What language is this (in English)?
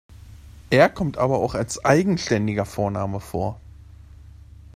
German